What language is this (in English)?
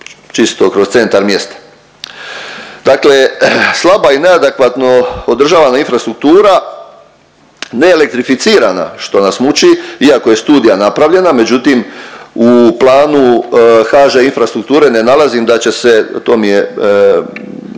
Croatian